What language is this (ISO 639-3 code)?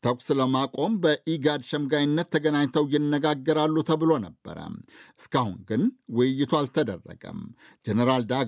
amh